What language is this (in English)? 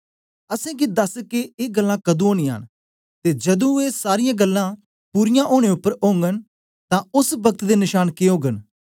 Dogri